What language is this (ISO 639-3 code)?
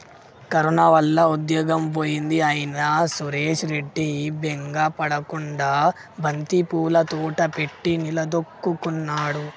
tel